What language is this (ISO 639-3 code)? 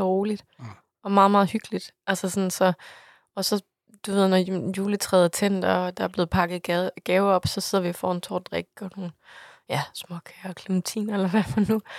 dan